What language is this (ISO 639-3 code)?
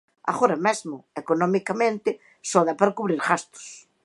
glg